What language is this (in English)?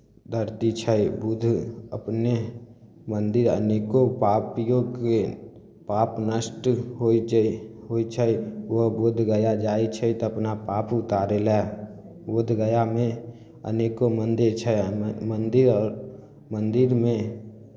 Maithili